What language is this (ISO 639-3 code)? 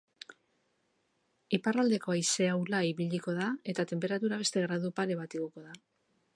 eus